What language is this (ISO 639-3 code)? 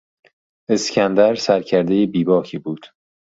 fas